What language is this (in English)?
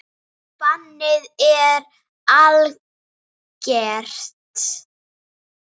Icelandic